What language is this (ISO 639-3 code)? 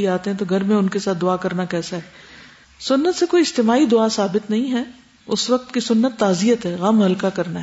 urd